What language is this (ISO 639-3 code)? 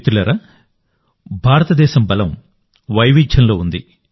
tel